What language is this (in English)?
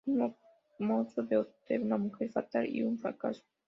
Spanish